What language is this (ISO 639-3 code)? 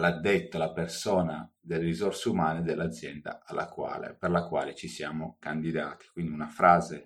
ita